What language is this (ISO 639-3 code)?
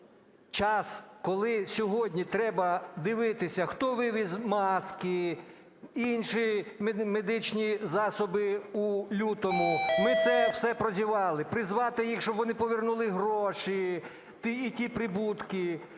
ukr